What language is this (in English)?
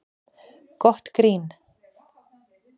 Icelandic